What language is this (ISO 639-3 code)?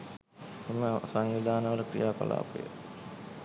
sin